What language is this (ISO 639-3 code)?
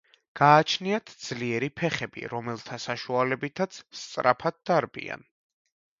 kat